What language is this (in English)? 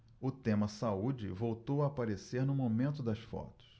Portuguese